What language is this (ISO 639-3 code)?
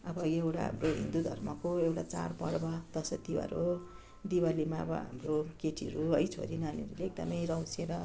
nep